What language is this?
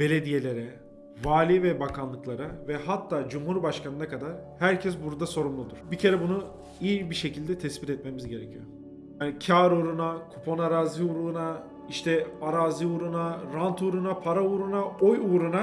Turkish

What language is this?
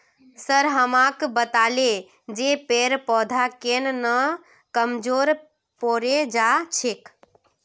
Magahi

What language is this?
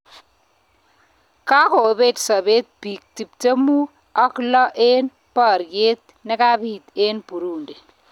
Kalenjin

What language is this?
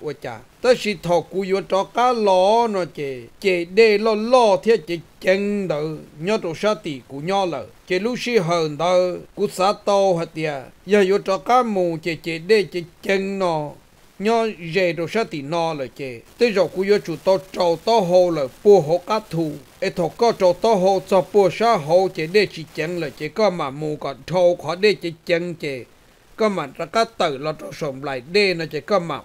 Thai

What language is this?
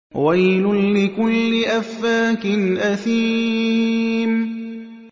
Arabic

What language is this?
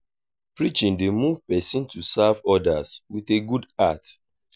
Nigerian Pidgin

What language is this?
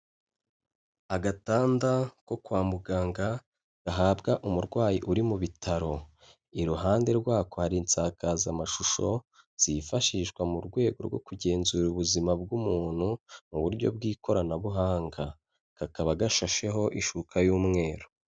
Kinyarwanda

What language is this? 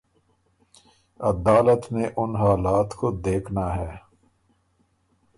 Urdu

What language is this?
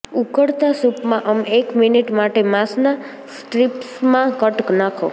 Gujarati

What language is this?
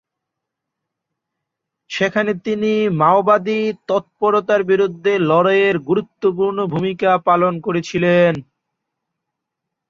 Bangla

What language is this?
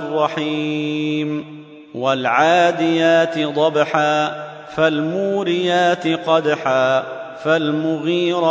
Arabic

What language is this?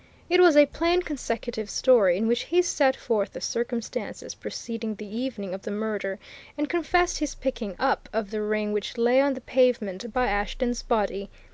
English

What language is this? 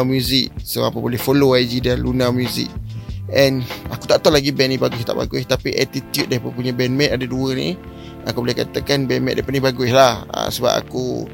Malay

